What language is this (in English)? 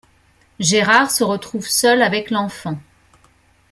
French